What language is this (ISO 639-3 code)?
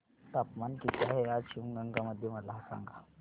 mar